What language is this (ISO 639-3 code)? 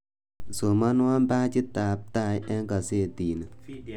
kln